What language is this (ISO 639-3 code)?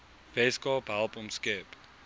afr